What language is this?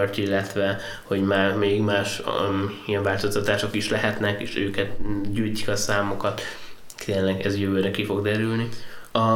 Hungarian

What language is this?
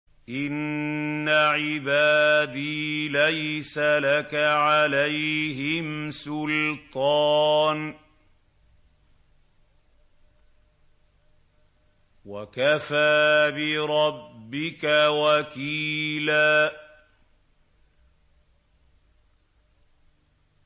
Arabic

